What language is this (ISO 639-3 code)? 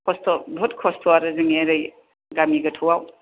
brx